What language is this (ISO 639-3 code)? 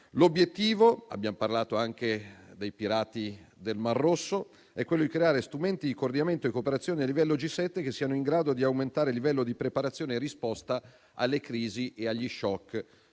ita